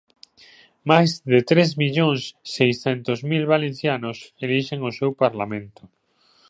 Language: Galician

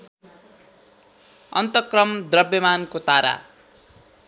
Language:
Nepali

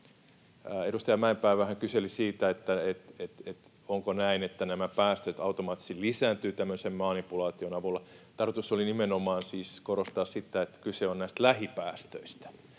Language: Finnish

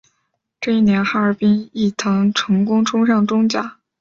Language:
Chinese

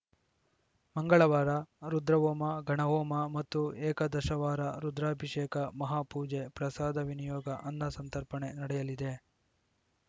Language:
Kannada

